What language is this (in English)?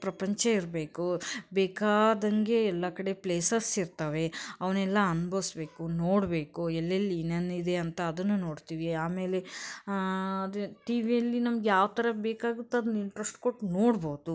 Kannada